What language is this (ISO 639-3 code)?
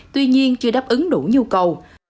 vie